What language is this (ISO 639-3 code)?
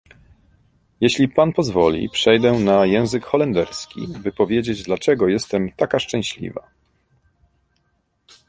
pol